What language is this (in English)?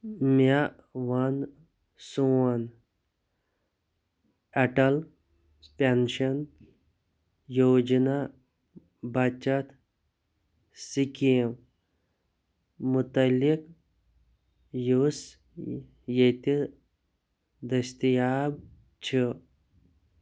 Kashmiri